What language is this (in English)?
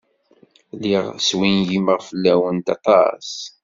Kabyle